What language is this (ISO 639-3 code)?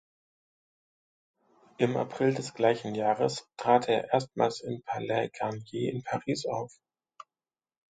deu